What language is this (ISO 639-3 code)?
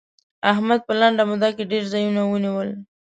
pus